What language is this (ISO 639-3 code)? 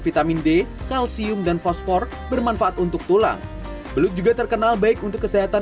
ind